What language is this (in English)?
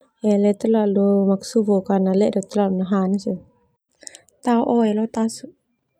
Termanu